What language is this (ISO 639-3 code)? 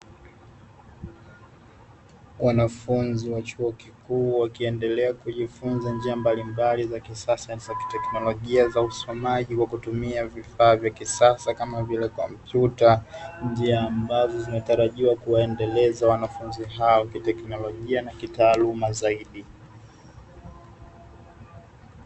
swa